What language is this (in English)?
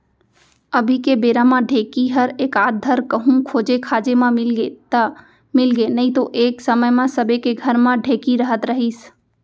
Chhattisgarhi